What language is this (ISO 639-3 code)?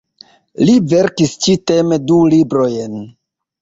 epo